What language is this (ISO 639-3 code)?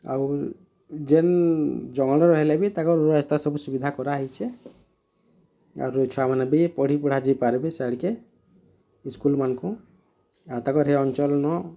ori